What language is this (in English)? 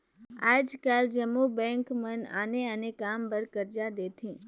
Chhattisgarhi